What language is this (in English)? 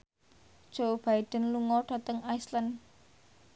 Javanese